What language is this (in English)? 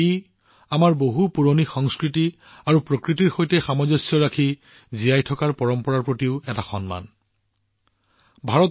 Assamese